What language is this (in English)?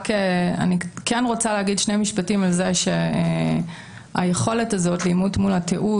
Hebrew